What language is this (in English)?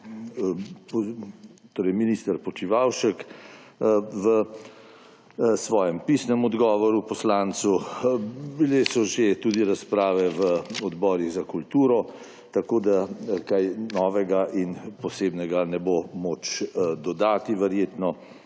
Slovenian